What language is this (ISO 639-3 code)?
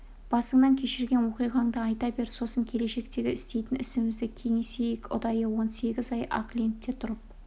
kaz